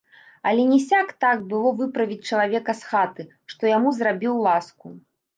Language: Belarusian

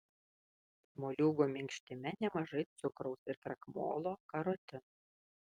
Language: Lithuanian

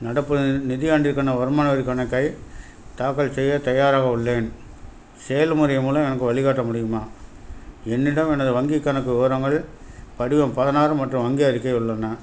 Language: Tamil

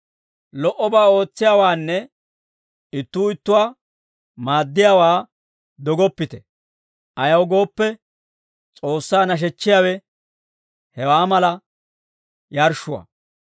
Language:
Dawro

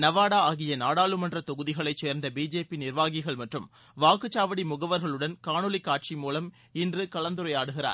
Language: Tamil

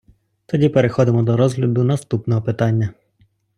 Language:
Ukrainian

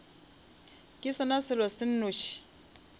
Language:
Northern Sotho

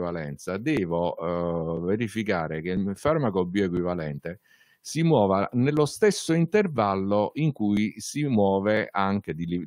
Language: Italian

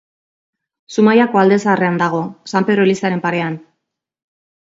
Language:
Basque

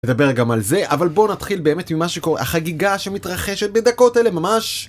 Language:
Hebrew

